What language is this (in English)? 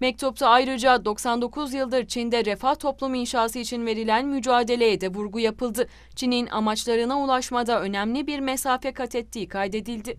Turkish